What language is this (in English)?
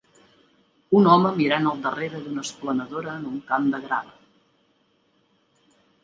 Catalan